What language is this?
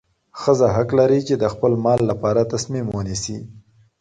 Pashto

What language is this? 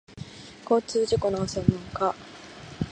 Japanese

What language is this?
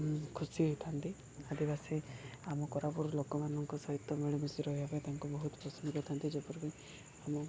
Odia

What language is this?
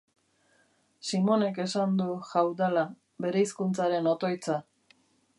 Basque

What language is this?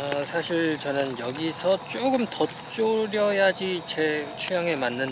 Korean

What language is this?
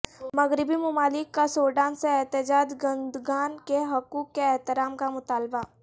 Urdu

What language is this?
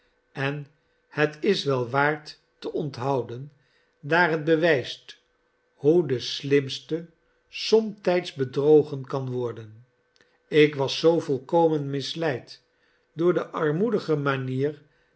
Dutch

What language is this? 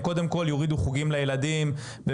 Hebrew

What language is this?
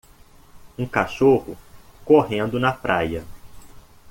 Portuguese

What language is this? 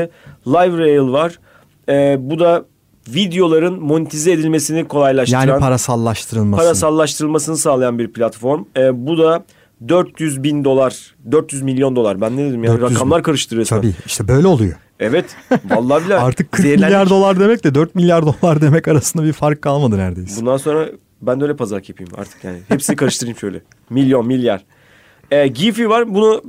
Turkish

